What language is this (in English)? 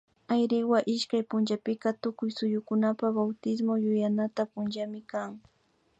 Imbabura Highland Quichua